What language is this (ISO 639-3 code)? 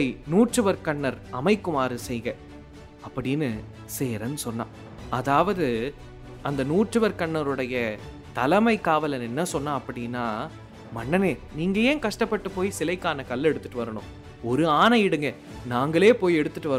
tam